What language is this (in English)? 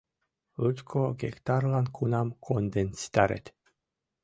Mari